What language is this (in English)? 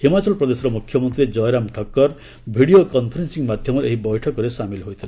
Odia